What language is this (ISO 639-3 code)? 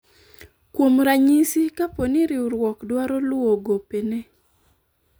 luo